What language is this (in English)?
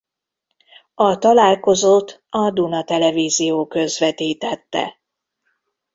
Hungarian